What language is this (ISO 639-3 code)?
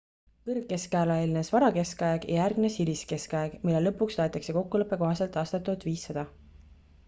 est